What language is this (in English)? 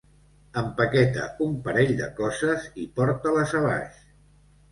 Catalan